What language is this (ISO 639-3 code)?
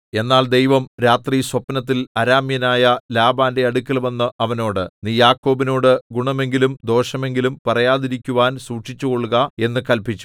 mal